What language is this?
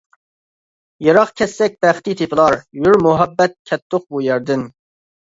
Uyghur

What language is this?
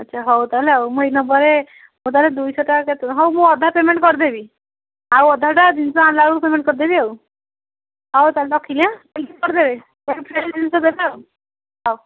Odia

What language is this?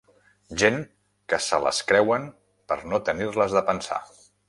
Catalan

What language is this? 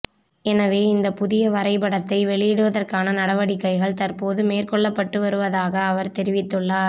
Tamil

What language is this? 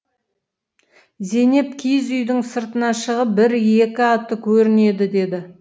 Kazakh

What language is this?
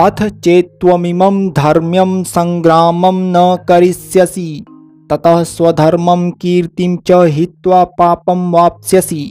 Hindi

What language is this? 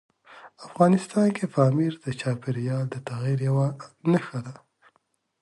Pashto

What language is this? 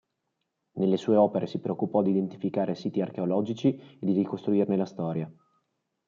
Italian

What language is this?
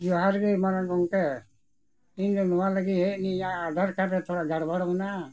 Santali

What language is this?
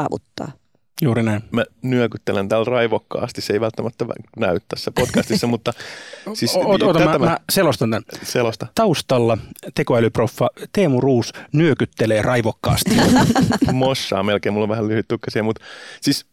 Finnish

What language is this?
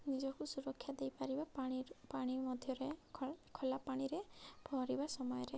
Odia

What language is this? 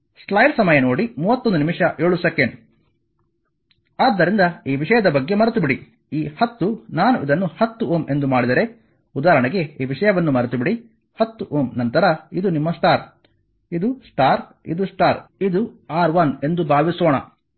Kannada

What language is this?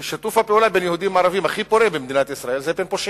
Hebrew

